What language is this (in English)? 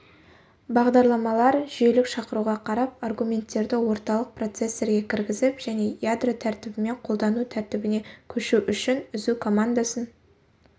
Kazakh